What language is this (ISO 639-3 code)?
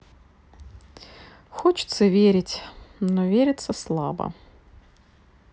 rus